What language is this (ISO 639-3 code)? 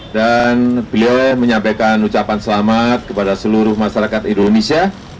ind